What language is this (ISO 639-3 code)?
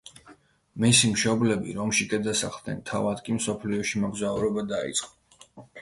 kat